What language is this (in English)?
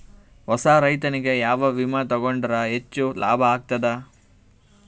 Kannada